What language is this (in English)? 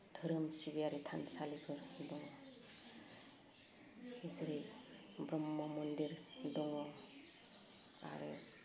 Bodo